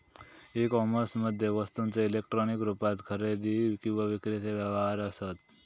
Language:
Marathi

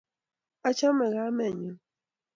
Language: Kalenjin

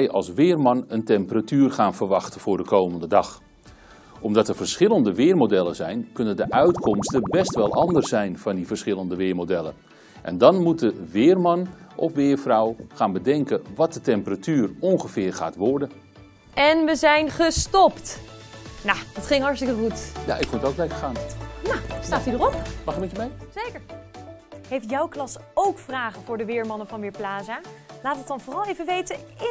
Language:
Dutch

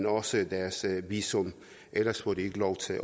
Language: Danish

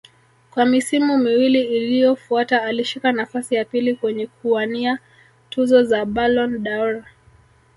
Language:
Swahili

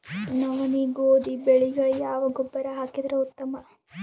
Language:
Kannada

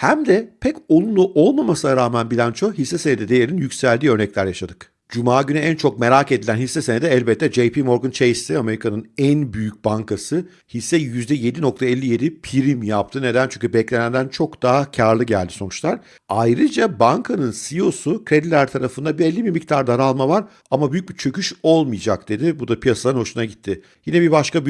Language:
Turkish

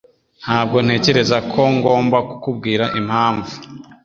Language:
Kinyarwanda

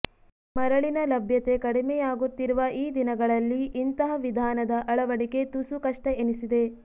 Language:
Kannada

